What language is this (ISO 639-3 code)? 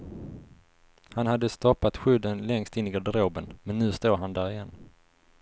swe